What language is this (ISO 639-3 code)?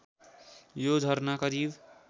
nep